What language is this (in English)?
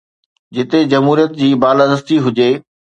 Sindhi